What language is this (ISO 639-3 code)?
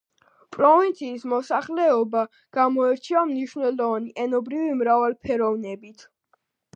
kat